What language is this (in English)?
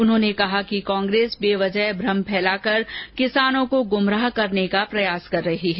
Hindi